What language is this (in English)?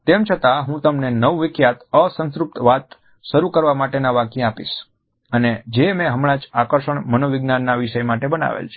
Gujarati